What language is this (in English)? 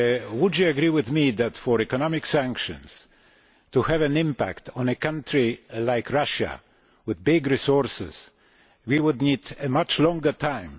English